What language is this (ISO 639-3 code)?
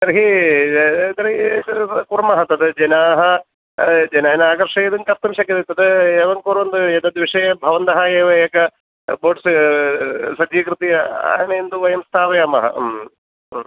san